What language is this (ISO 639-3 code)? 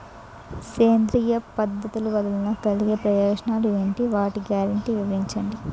tel